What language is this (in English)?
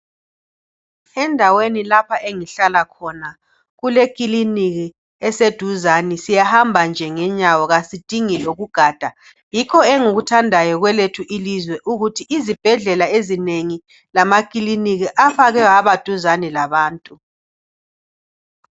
North Ndebele